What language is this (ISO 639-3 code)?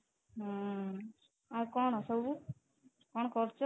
ori